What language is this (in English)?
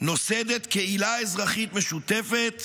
Hebrew